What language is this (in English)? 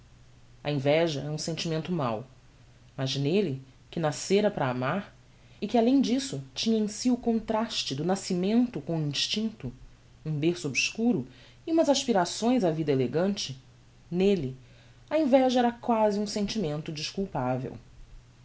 Portuguese